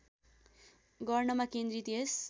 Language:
Nepali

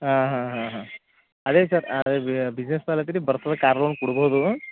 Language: Kannada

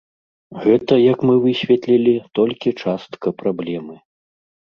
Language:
Belarusian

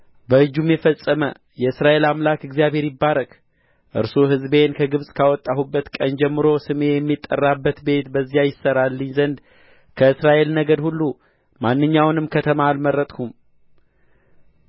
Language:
Amharic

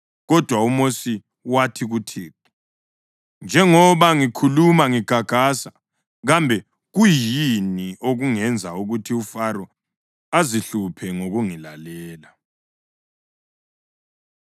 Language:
North Ndebele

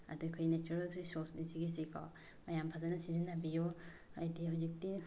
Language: Manipuri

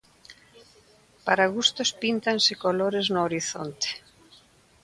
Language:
Galician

